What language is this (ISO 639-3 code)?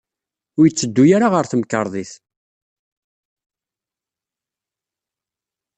kab